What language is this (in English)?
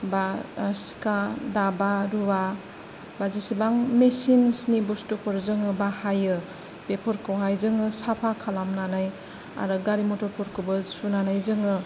Bodo